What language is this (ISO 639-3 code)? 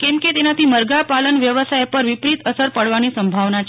guj